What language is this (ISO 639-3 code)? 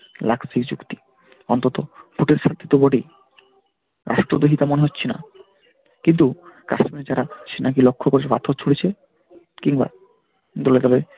ben